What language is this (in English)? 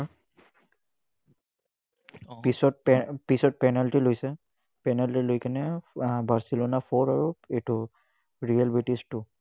Assamese